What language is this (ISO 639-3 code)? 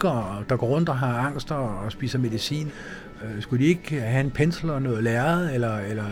dan